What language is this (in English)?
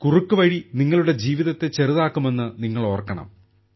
Malayalam